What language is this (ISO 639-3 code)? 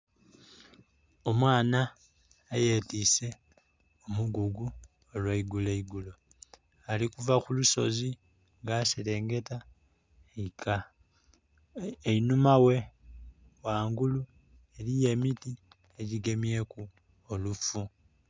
xog